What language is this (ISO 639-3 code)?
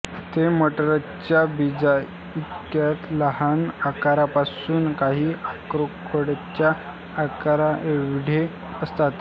mar